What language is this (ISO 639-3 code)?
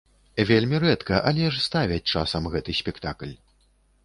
bel